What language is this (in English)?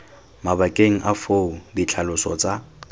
Tswana